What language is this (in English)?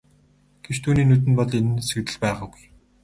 Mongolian